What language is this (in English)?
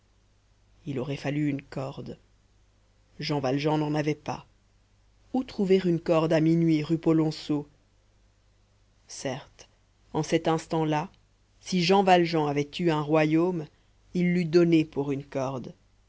French